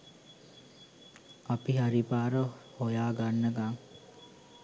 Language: Sinhala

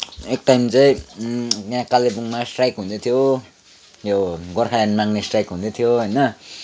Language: Nepali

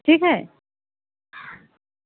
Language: Hindi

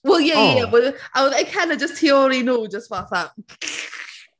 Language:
Welsh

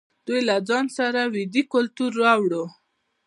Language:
Pashto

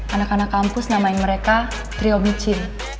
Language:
Indonesian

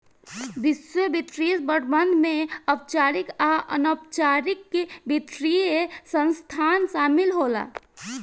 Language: Bhojpuri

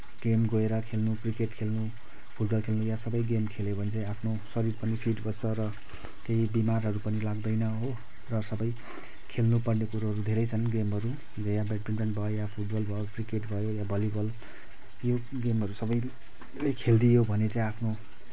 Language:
Nepali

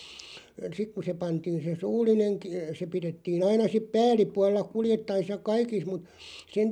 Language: Finnish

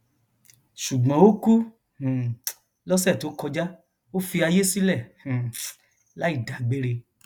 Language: Yoruba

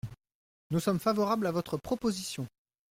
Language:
French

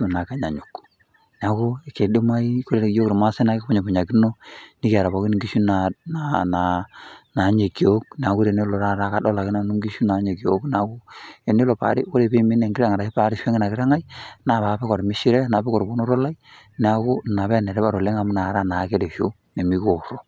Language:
Masai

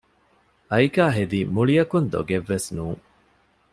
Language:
Divehi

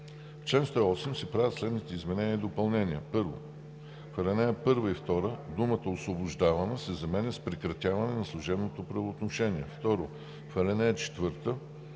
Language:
Bulgarian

